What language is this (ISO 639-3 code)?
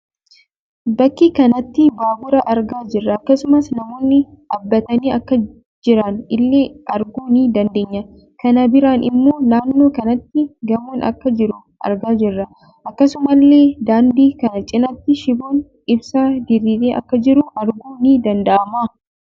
orm